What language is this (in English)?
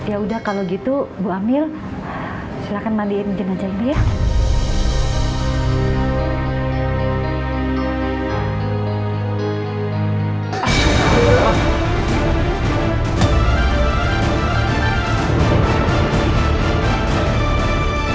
Indonesian